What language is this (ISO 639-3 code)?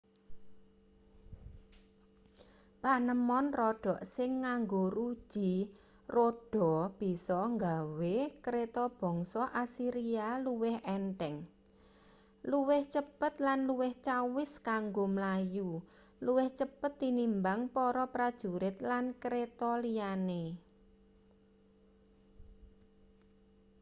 jav